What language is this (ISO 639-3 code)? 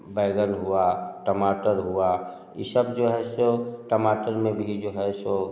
hin